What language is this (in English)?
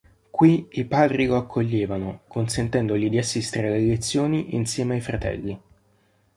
Italian